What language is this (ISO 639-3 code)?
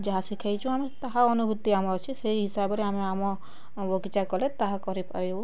ori